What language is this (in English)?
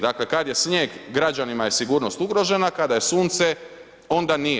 Croatian